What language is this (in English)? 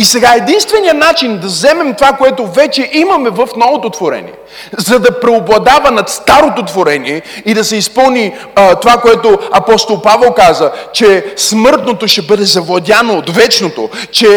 Bulgarian